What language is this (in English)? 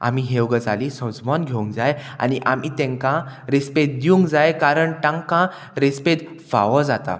Konkani